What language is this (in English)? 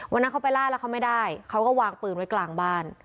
Thai